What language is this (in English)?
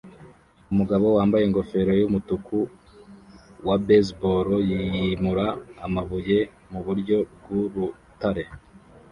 Kinyarwanda